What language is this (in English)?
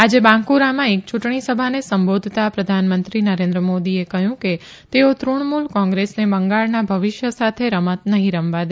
Gujarati